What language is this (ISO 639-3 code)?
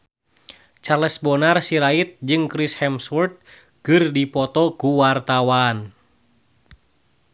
sun